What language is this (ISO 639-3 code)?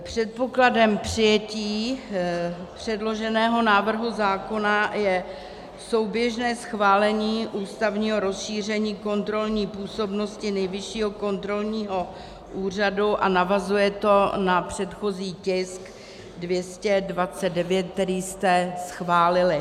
ces